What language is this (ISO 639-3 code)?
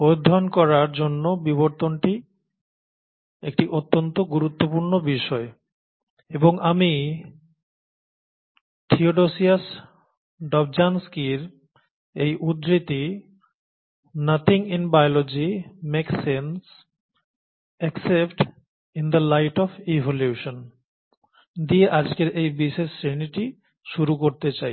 ben